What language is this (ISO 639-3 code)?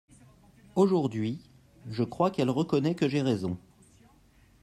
fra